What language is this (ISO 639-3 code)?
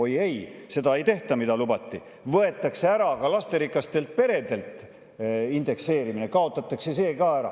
est